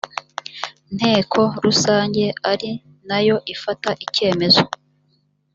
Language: Kinyarwanda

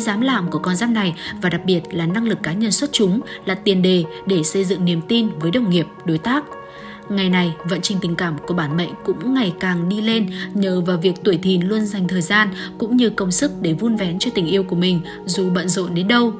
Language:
Vietnamese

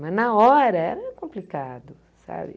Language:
Portuguese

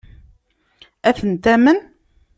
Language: Kabyle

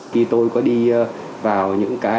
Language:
Vietnamese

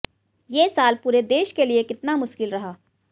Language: Hindi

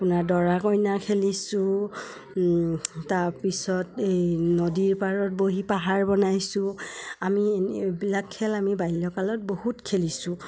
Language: Assamese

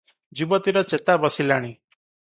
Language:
Odia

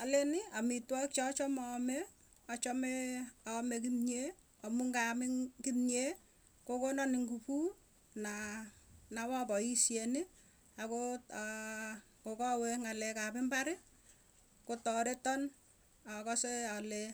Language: Tugen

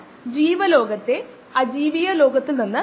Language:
Malayalam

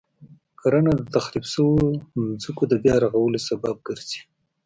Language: Pashto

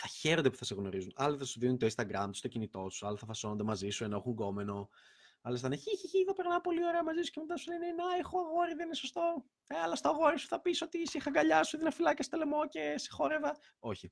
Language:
Greek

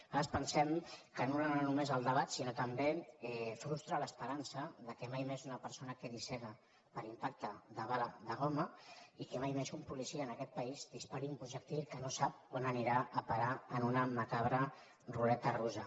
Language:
Catalan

